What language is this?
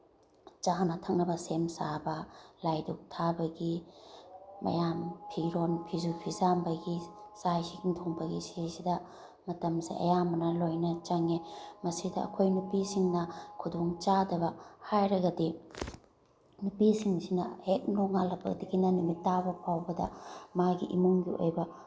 Manipuri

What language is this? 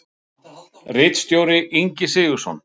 Icelandic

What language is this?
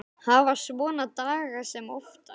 Icelandic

